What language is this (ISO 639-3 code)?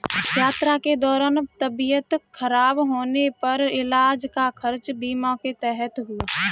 hin